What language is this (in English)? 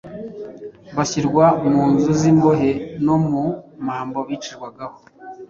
Kinyarwanda